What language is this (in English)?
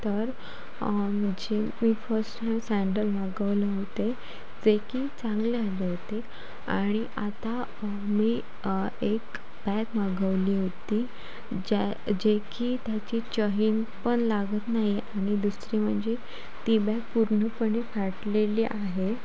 Marathi